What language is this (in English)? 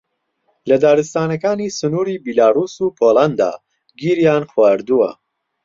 Central Kurdish